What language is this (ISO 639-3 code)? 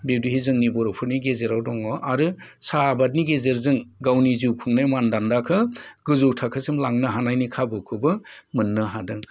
brx